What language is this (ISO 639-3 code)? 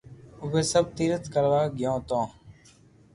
lrk